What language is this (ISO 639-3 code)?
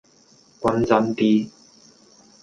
yue